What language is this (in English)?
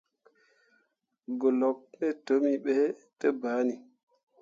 Mundang